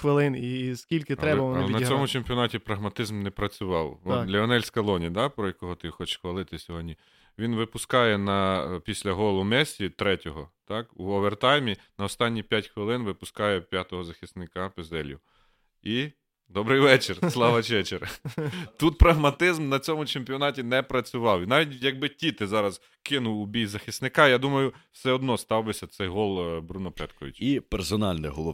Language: Ukrainian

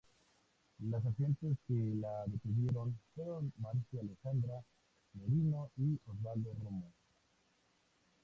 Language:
Spanish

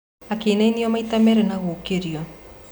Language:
Kikuyu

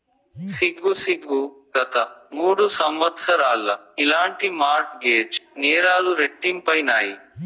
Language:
Telugu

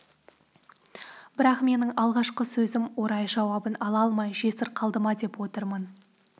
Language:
Kazakh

